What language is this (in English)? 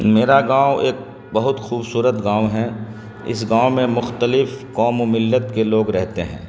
Urdu